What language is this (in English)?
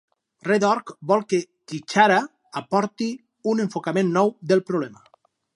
Catalan